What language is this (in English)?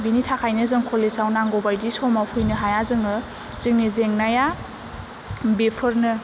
Bodo